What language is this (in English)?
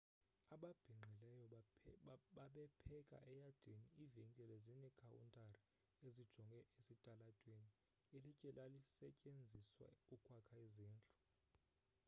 Xhosa